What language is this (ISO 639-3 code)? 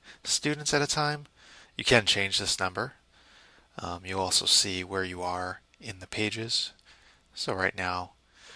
eng